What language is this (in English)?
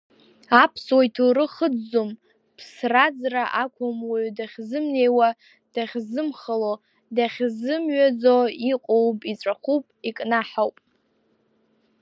Abkhazian